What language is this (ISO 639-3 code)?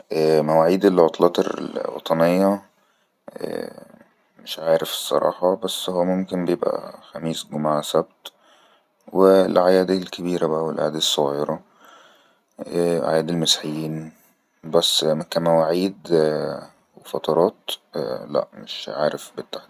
arz